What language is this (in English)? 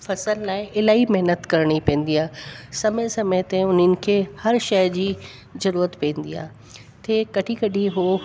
Sindhi